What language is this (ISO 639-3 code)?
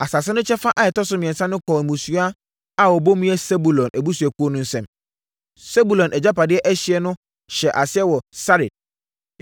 aka